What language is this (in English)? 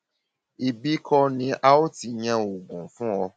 Yoruba